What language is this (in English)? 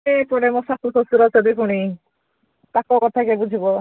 Odia